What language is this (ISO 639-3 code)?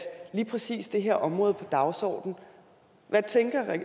dan